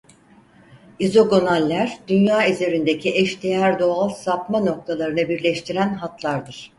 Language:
Turkish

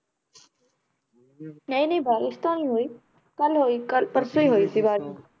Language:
Punjabi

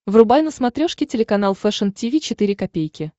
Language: Russian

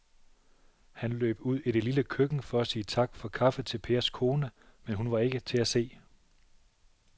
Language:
Danish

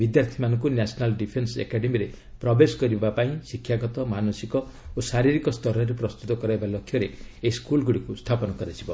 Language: Odia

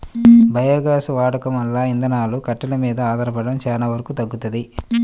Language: Telugu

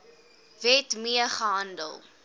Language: Afrikaans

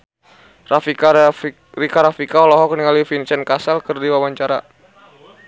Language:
Sundanese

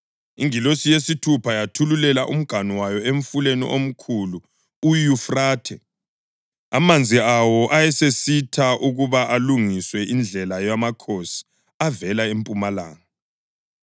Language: North Ndebele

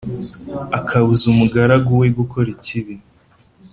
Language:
Kinyarwanda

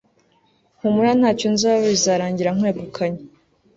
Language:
Kinyarwanda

